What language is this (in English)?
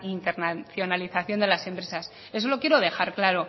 Spanish